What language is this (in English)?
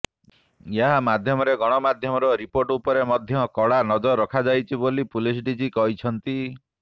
Odia